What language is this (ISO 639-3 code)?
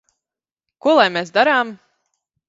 lav